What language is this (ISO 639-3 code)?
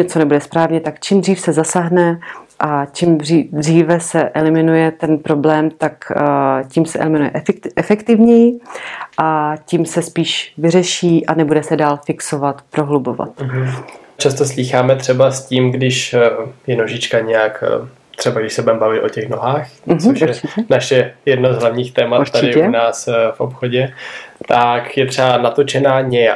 ces